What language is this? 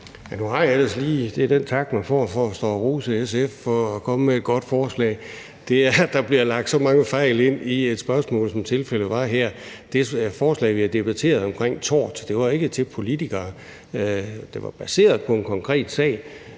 Danish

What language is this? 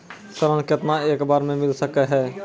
Maithili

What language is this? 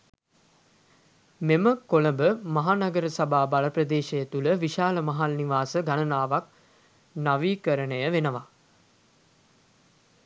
Sinhala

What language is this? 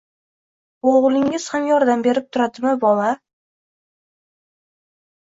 Uzbek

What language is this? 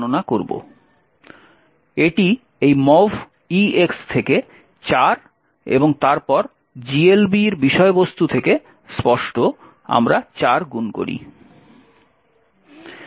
Bangla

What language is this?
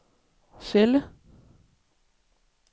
Danish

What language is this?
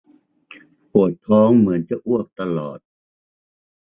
Thai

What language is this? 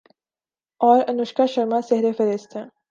Urdu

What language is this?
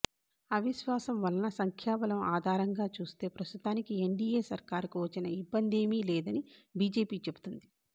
Telugu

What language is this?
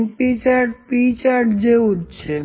Gujarati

